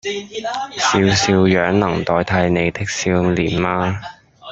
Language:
Cantonese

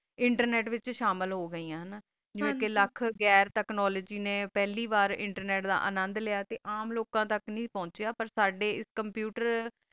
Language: Punjabi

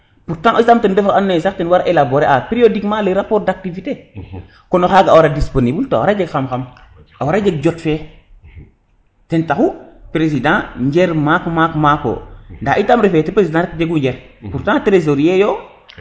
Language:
Serer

